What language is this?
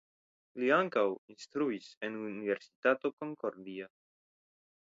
Esperanto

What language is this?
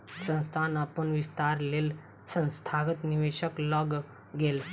Maithili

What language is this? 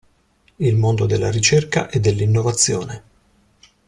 Italian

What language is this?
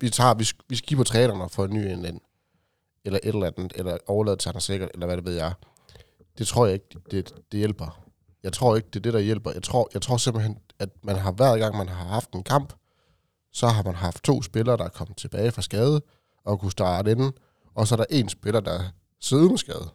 Danish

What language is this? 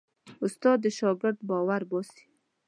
Pashto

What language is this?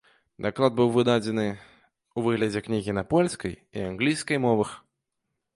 Belarusian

